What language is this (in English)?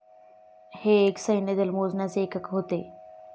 Marathi